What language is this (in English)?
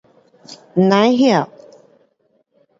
Pu-Xian Chinese